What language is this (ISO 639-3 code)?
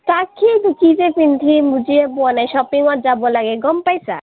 asm